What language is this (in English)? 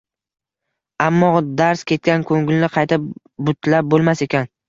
Uzbek